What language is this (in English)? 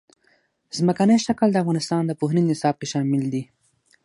Pashto